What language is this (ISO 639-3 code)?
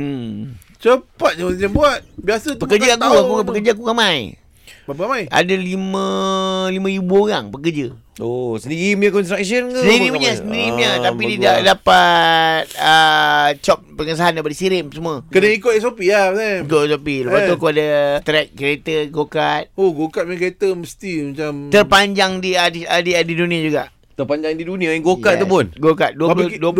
msa